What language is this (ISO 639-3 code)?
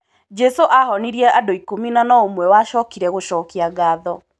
kik